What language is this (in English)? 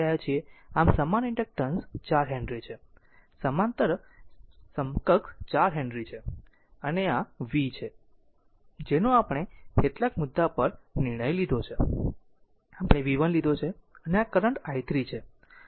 Gujarati